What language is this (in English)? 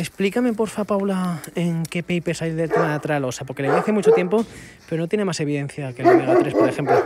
Spanish